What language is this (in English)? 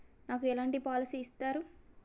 Telugu